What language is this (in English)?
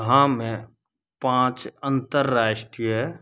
Hindi